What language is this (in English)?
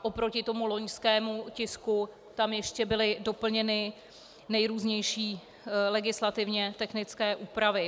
Czech